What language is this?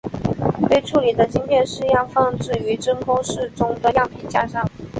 Chinese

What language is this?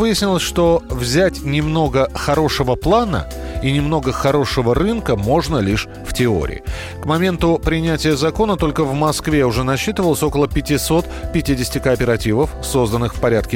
Russian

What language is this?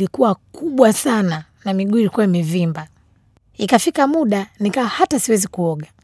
Swahili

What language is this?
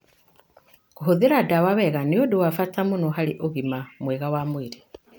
Kikuyu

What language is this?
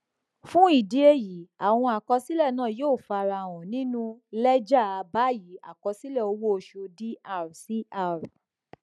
Yoruba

